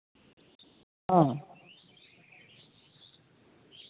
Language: Santali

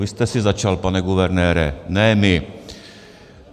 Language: Czech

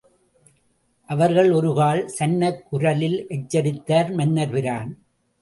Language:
Tamil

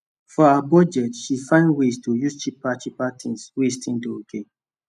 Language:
Nigerian Pidgin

